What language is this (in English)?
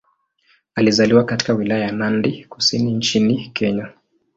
Swahili